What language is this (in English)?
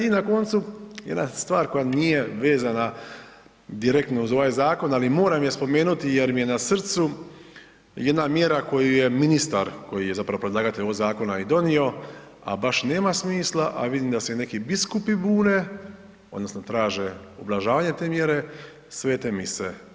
Croatian